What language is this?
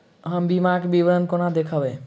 Maithili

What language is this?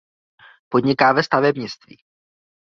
Czech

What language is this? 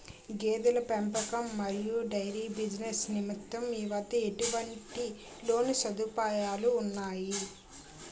Telugu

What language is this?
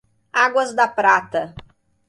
Portuguese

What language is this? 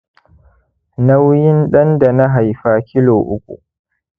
Hausa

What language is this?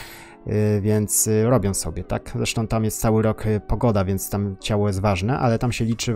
Polish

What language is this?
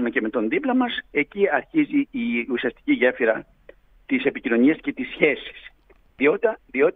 Greek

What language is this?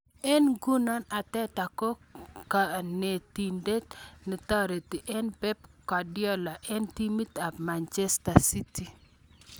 Kalenjin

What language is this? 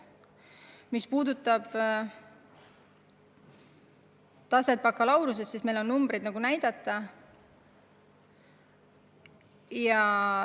Estonian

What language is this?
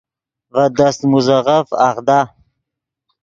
Yidgha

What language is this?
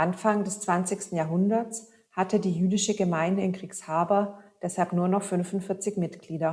German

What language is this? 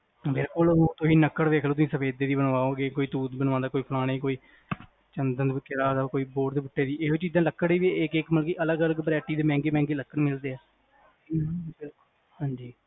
Punjabi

